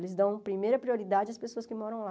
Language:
Portuguese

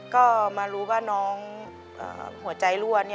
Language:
Thai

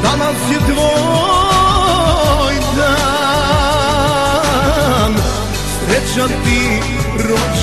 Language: Romanian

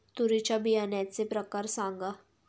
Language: Marathi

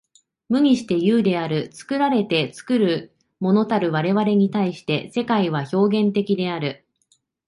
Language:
Japanese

